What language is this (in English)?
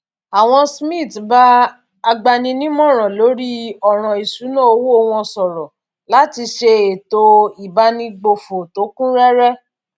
Yoruba